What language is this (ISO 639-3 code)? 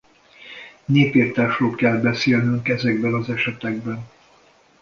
hun